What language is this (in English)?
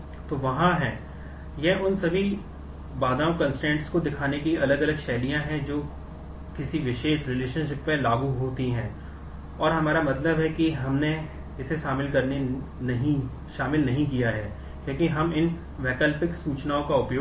Hindi